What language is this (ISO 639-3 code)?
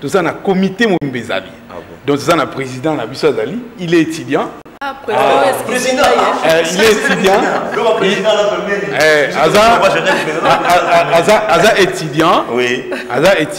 fra